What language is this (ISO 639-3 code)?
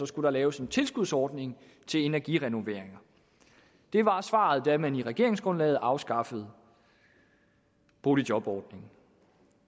dan